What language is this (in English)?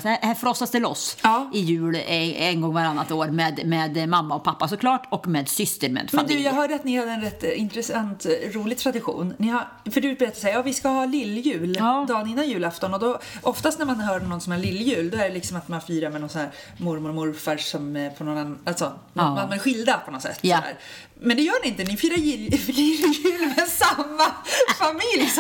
Swedish